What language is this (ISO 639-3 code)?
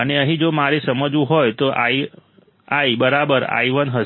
guj